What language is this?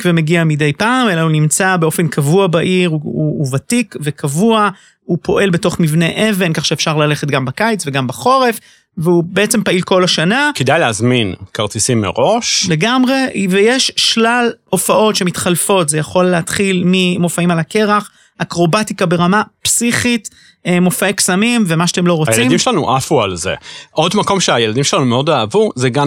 Hebrew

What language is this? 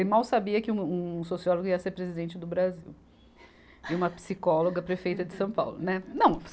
Portuguese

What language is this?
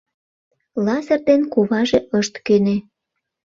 Mari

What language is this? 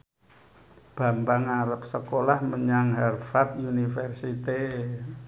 Javanese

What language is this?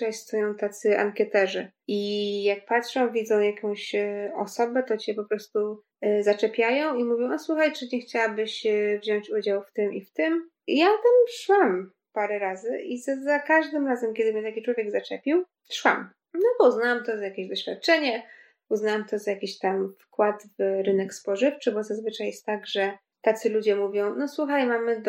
Polish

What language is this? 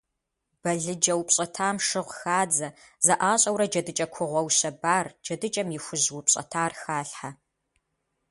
Kabardian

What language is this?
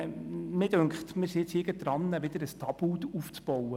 Swiss German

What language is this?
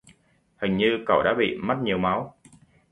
Vietnamese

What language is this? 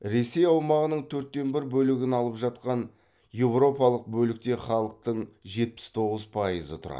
Kazakh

